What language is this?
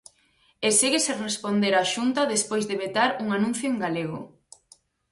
Galician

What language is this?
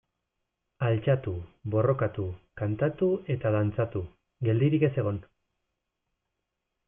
Basque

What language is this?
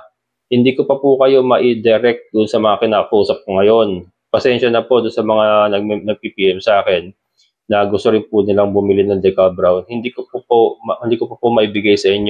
Filipino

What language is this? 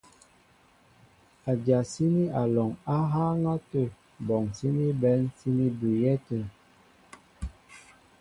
Mbo (Cameroon)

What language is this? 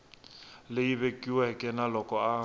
Tsonga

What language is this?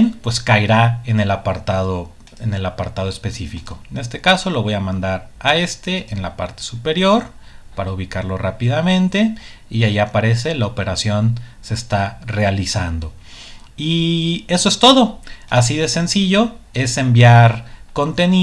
Spanish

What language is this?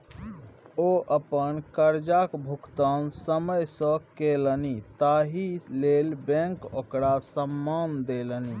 Maithili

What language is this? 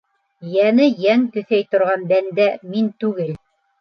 Bashkir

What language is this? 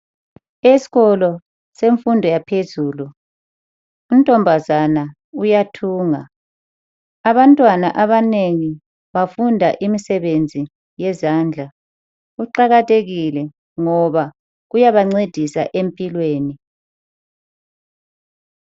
North Ndebele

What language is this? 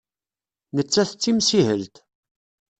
Kabyle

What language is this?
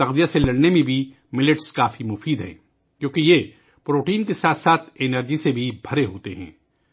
Urdu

